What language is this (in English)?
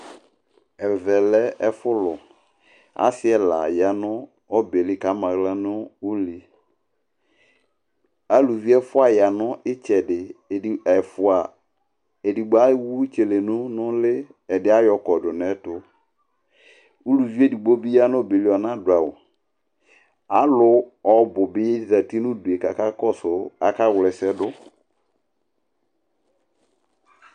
Ikposo